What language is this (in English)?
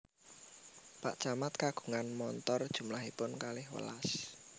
Javanese